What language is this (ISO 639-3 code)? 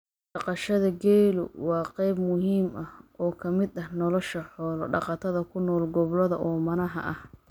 som